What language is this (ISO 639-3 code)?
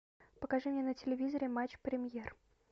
rus